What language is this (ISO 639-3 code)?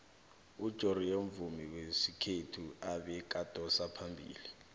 nbl